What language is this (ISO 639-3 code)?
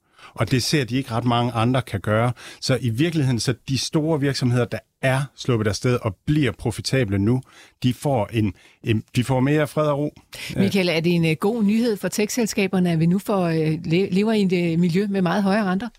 dan